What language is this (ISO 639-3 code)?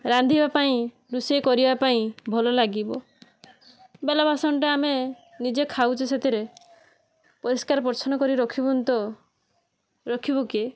ori